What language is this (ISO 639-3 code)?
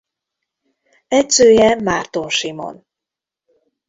hun